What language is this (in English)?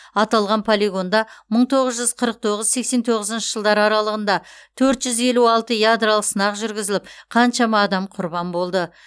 Kazakh